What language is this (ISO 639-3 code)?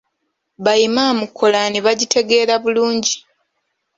lug